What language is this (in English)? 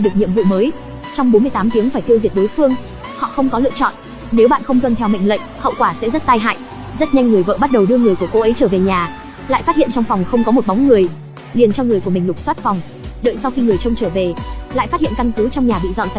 Vietnamese